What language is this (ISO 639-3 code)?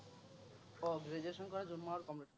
asm